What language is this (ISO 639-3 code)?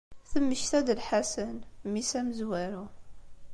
kab